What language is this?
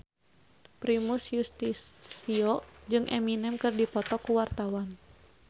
Sundanese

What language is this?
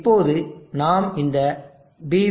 Tamil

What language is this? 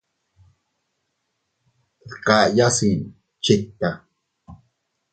Teutila Cuicatec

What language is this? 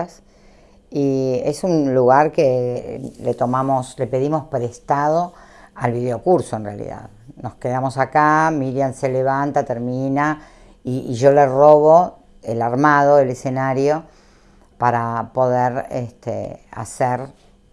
Spanish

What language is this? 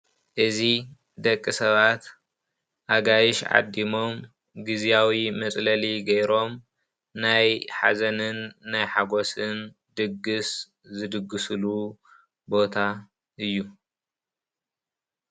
Tigrinya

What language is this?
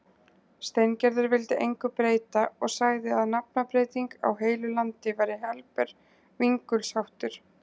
Icelandic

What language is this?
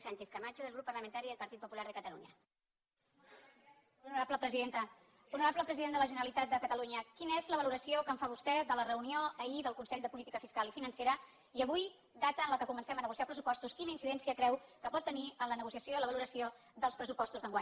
Catalan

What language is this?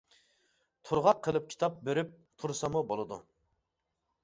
Uyghur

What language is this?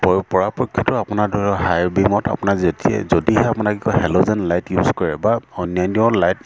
Assamese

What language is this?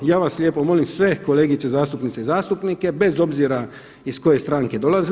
Croatian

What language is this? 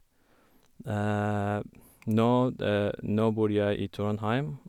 Norwegian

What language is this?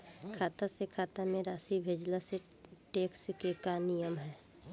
Bhojpuri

